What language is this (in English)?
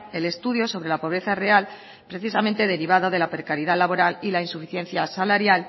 Spanish